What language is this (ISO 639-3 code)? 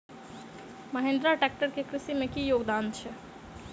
mai